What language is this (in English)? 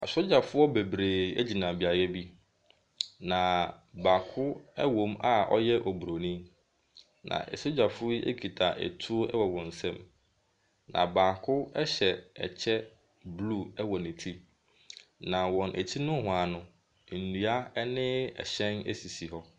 Akan